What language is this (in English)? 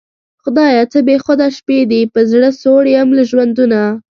Pashto